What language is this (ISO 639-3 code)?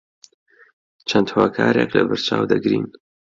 ckb